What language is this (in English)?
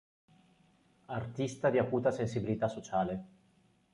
Italian